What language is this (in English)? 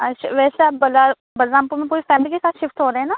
Urdu